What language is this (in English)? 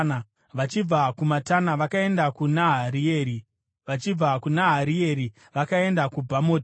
Shona